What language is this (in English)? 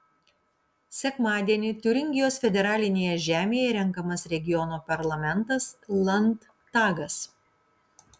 Lithuanian